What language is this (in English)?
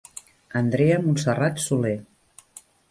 Catalan